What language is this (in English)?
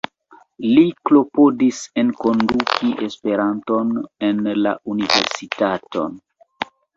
Esperanto